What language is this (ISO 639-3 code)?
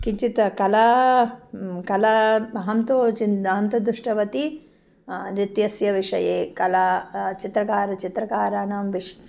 san